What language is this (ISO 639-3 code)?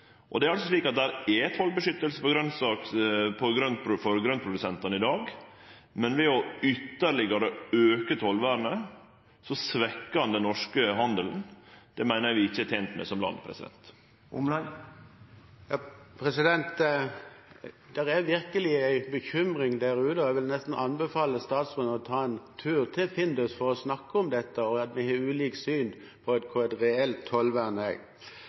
nor